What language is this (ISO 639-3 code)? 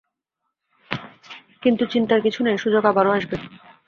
ben